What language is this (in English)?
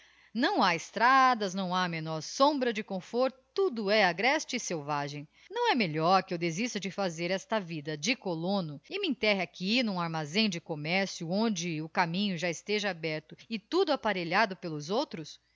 Portuguese